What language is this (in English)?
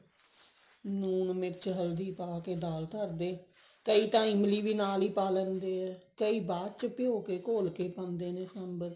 Punjabi